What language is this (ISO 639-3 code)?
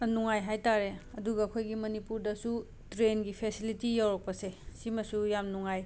mni